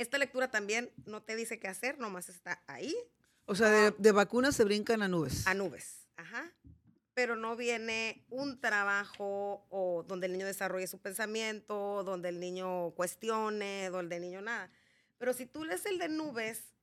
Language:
Spanish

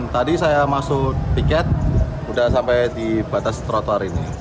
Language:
Indonesian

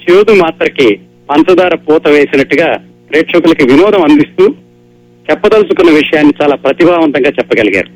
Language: Telugu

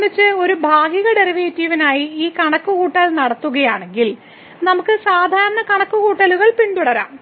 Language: Malayalam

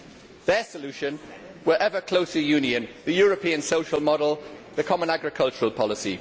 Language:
English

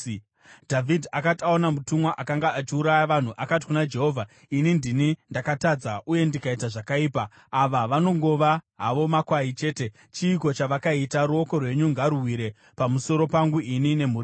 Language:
Shona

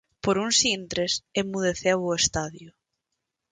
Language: Galician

